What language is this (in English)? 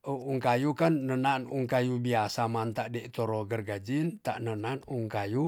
Tonsea